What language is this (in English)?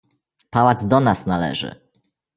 Polish